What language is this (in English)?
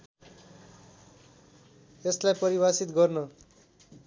Nepali